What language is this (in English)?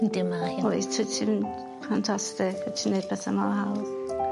Welsh